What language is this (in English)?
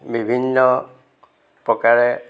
Assamese